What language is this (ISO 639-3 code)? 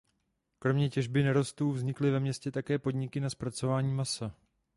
ces